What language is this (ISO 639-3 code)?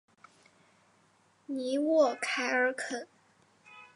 zho